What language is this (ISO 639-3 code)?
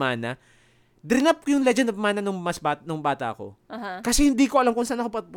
fil